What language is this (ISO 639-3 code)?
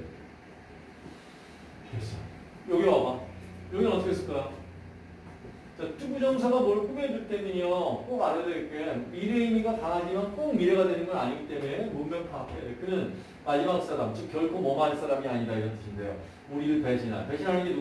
kor